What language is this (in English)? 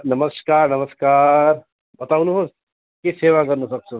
Nepali